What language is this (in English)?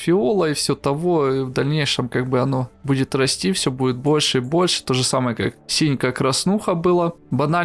Russian